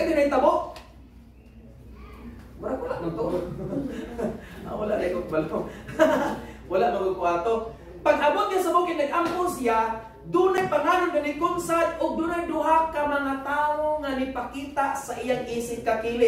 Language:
Filipino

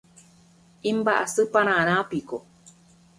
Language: Guarani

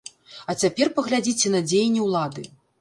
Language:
Belarusian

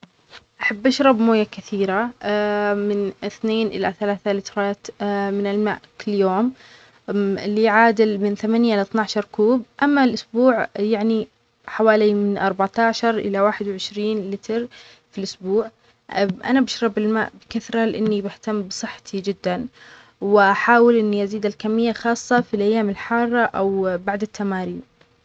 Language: Omani Arabic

